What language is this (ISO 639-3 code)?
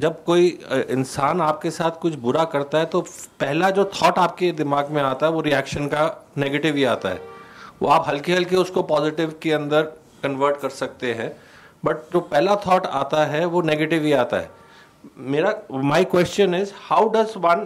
urd